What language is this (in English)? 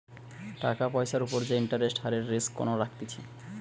Bangla